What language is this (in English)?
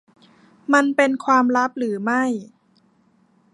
Thai